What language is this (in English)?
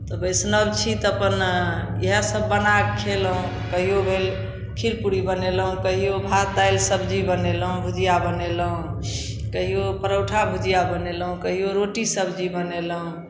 Maithili